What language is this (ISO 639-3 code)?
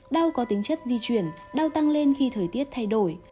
vie